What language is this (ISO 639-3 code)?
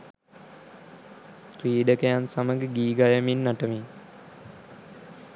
sin